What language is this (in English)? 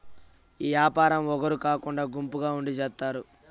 Telugu